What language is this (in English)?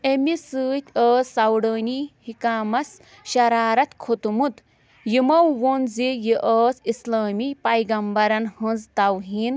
Kashmiri